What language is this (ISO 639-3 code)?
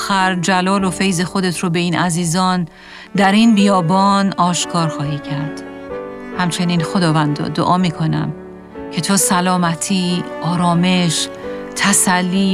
fas